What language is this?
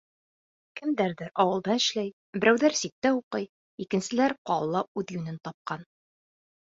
Bashkir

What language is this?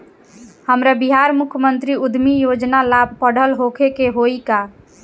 Bhojpuri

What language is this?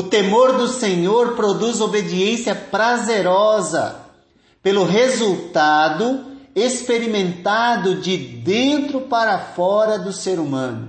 Portuguese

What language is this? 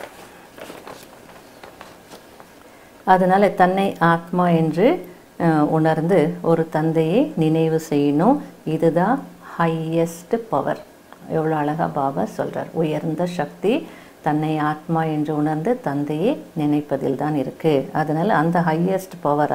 Arabic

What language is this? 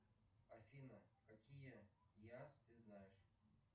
Russian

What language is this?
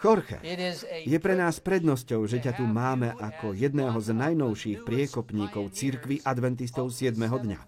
Slovak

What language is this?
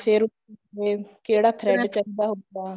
Punjabi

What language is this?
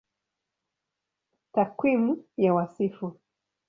Swahili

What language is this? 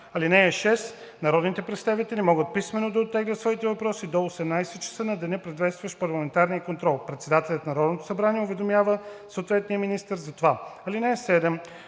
Bulgarian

